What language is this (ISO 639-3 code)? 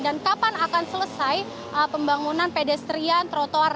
ind